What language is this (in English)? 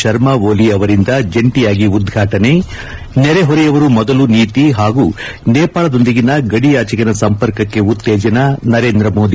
Kannada